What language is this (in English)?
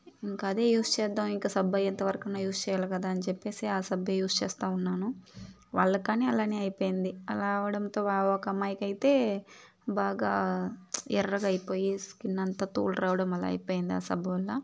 Telugu